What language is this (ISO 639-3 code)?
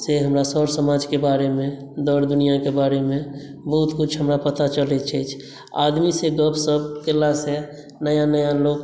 mai